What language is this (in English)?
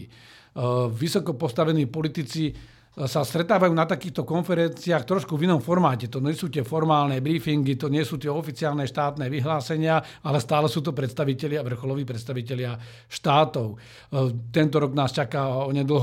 Slovak